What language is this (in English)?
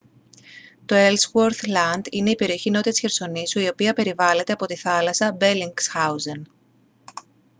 Greek